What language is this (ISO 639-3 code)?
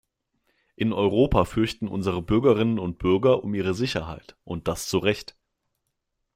deu